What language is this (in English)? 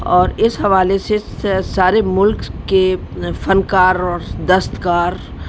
Urdu